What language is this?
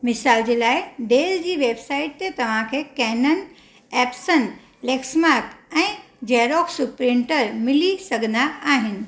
Sindhi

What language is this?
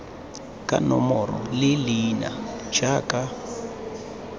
Tswana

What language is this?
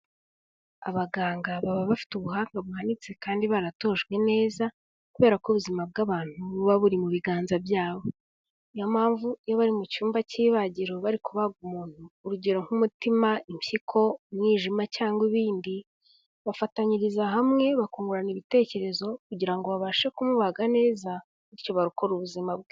Kinyarwanda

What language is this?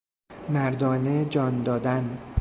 Persian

